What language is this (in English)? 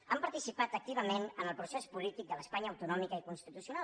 Catalan